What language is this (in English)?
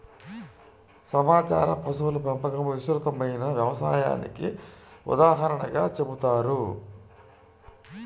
Telugu